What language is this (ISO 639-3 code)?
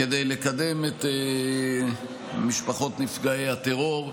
heb